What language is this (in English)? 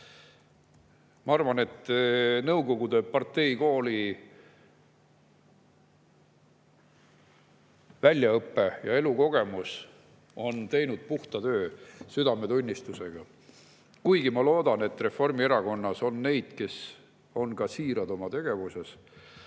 Estonian